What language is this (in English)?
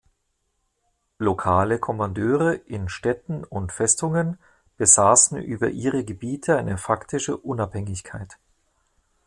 German